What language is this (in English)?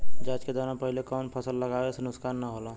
Bhojpuri